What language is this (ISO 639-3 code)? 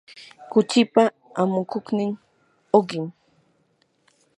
qur